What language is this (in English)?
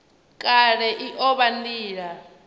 Venda